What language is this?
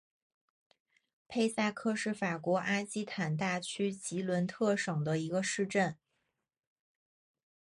Chinese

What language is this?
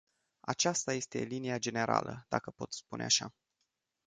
Romanian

